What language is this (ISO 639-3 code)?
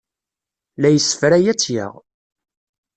kab